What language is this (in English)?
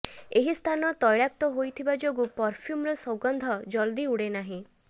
Odia